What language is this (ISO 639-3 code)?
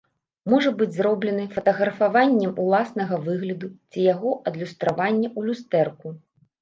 bel